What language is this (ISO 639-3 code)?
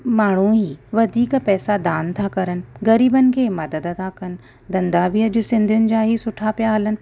snd